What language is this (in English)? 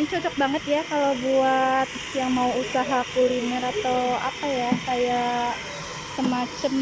Indonesian